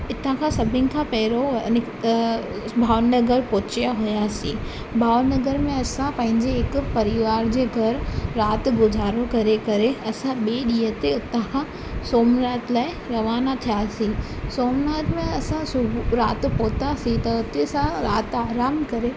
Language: Sindhi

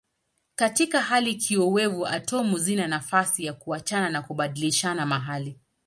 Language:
Swahili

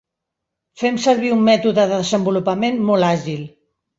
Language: Catalan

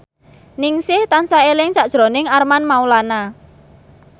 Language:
Javanese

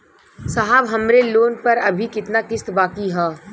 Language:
Bhojpuri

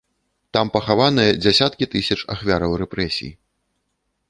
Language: Belarusian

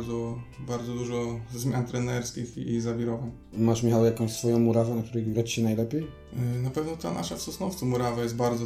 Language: Polish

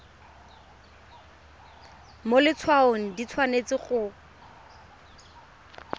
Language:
Tswana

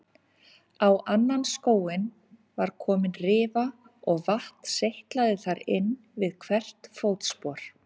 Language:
Icelandic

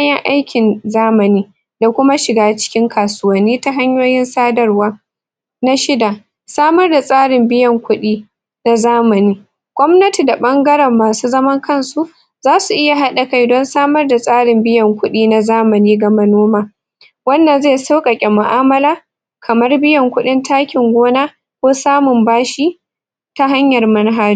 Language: Hausa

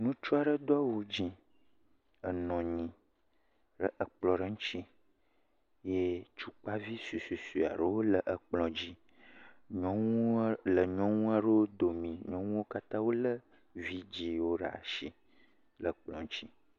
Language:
Ewe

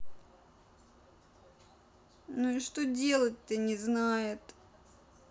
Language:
Russian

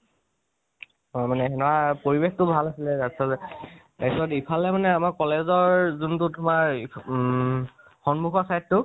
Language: Assamese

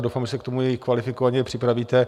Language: Czech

